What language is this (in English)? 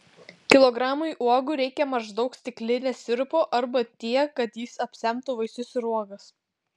Lithuanian